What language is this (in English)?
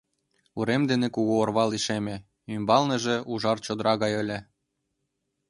Mari